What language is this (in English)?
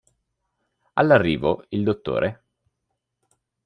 Italian